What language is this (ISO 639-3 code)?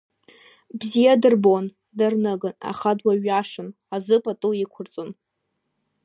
abk